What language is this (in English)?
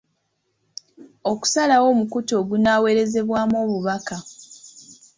Ganda